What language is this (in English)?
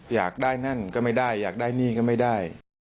Thai